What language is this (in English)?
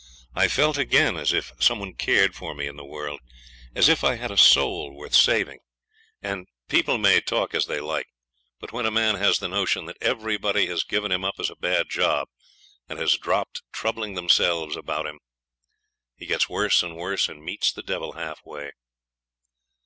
English